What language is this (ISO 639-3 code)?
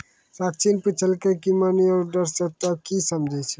mai